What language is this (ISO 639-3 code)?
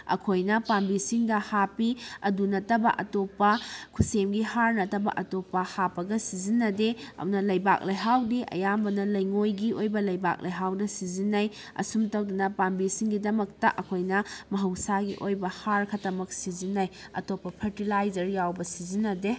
mni